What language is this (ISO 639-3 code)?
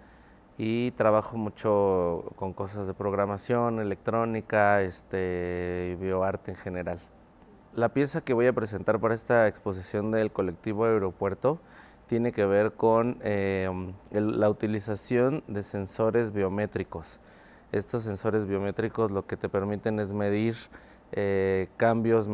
spa